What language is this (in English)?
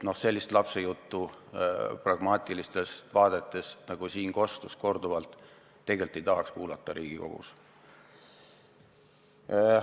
Estonian